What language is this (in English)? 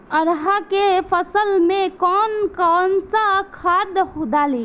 Bhojpuri